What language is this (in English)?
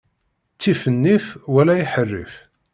Kabyle